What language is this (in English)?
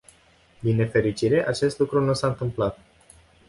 Romanian